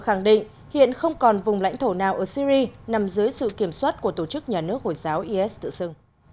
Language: Vietnamese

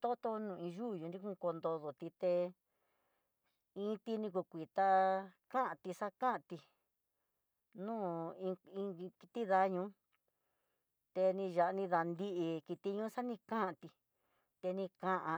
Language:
Tidaá Mixtec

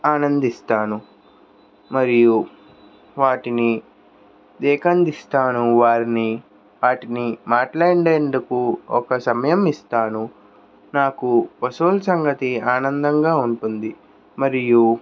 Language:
Telugu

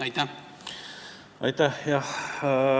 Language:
Estonian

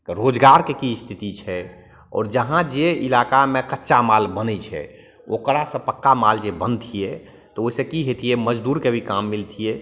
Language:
Maithili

